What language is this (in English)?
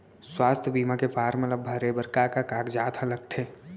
Chhattisgarhi